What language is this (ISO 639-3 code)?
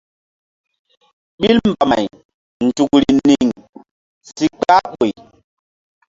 mdd